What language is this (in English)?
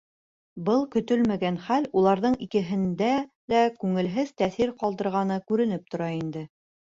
Bashkir